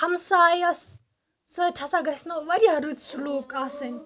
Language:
Kashmiri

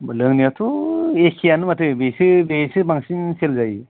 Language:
Bodo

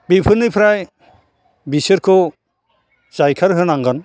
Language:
Bodo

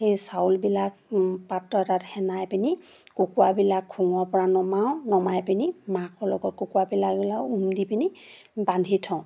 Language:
Assamese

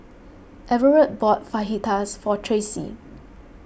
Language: English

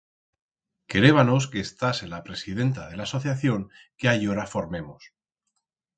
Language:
Aragonese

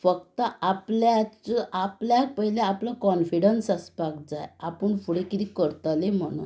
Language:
Konkani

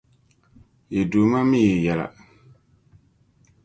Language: Dagbani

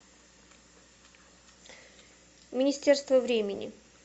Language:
Russian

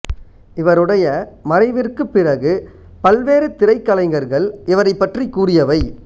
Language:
Tamil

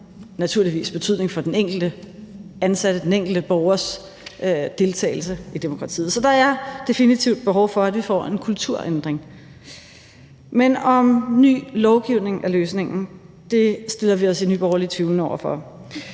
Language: Danish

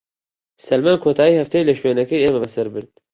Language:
Central Kurdish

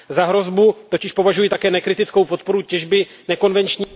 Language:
Czech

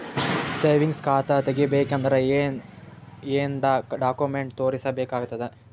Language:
Kannada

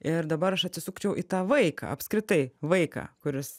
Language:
Lithuanian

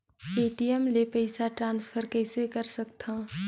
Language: Chhattisgarhi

